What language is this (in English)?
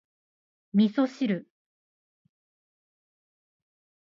Japanese